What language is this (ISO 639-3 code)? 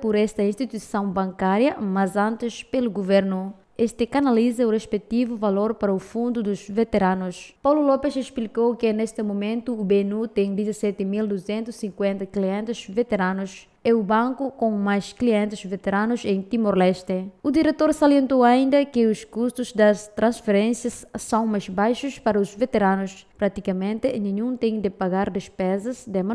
por